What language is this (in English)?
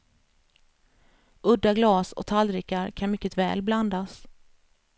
Swedish